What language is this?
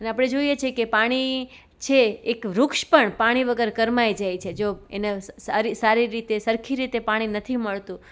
Gujarati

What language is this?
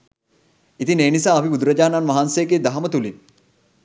Sinhala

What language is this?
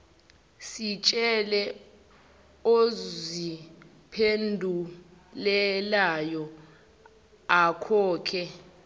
Zulu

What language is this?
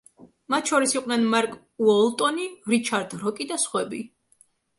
Georgian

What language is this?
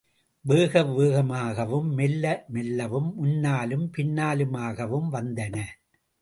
Tamil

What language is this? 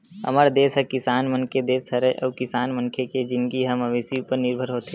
Chhattisgarhi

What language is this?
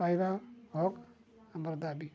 Odia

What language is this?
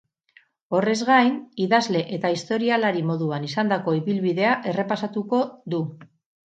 Basque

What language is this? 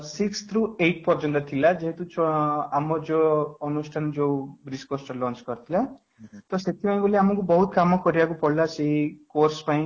Odia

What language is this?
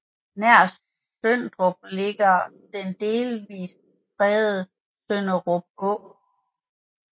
Danish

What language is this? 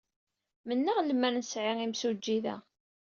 Kabyle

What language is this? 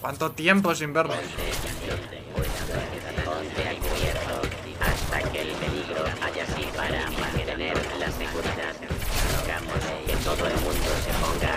Spanish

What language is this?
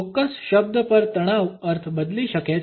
Gujarati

